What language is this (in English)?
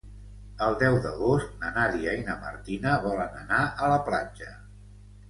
Catalan